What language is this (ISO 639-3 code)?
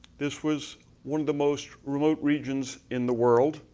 eng